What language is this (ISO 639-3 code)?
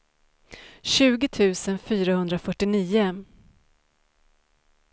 swe